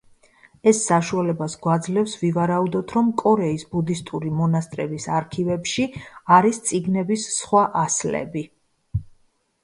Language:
Georgian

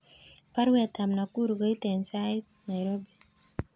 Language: Kalenjin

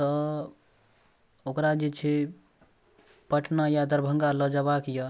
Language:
Maithili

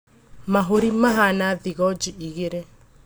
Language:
Kikuyu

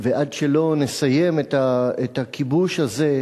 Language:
Hebrew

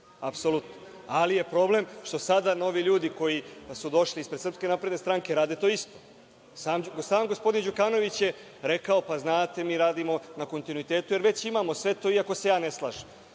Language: Serbian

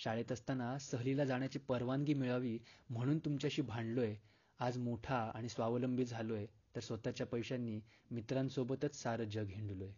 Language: Marathi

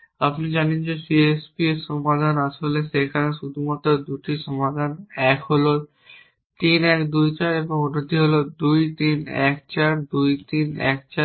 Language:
Bangla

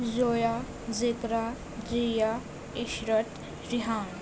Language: Urdu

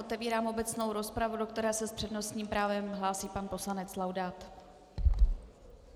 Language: Czech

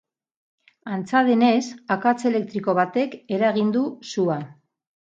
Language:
Basque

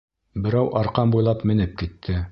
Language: Bashkir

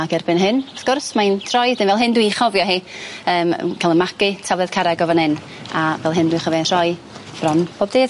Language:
Welsh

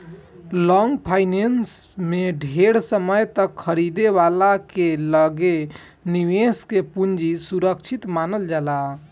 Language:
Bhojpuri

